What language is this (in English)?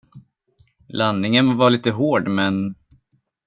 Swedish